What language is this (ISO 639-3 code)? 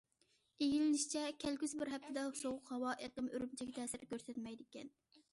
uig